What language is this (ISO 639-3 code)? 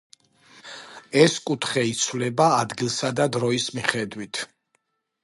kat